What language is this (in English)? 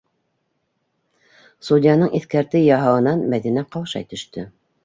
Bashkir